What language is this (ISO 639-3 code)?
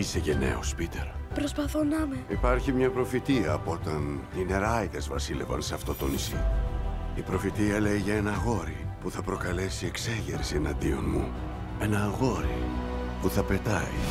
ell